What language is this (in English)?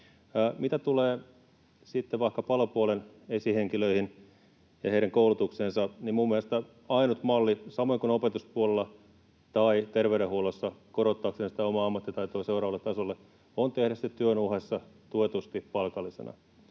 Finnish